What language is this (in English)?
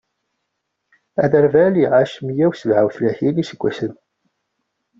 Kabyle